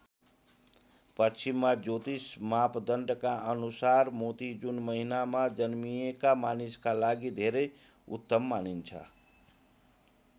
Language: Nepali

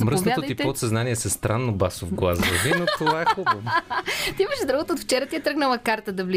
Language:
Bulgarian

